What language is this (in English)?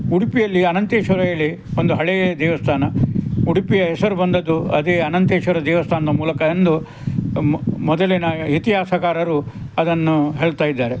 Kannada